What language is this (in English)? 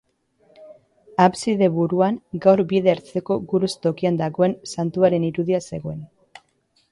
Basque